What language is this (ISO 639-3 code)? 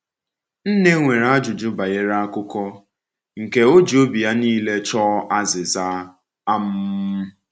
ibo